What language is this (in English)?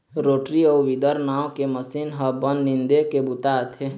Chhattisgarhi